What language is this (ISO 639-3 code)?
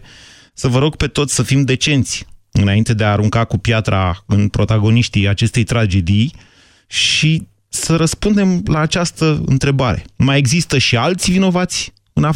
ron